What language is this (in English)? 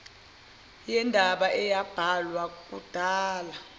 Zulu